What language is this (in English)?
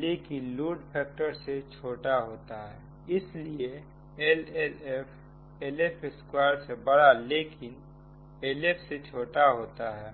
Hindi